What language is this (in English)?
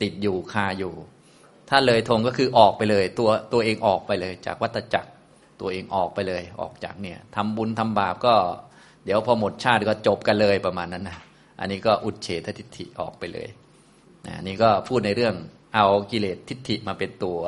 Thai